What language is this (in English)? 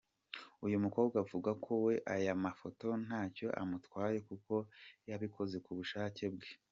Kinyarwanda